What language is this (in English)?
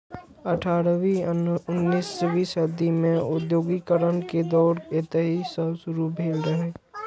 Maithili